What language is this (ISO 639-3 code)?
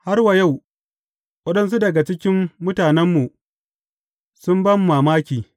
hau